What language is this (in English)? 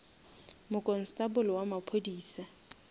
Northern Sotho